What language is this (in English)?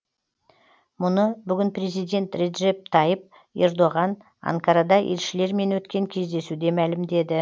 Kazakh